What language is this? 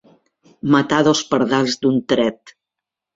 Catalan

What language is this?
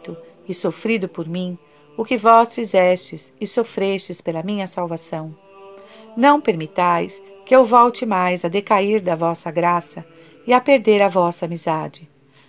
Portuguese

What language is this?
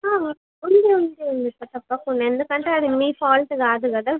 Telugu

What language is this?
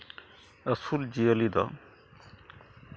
Santali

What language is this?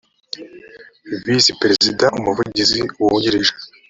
Kinyarwanda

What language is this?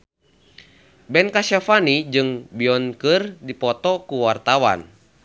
Sundanese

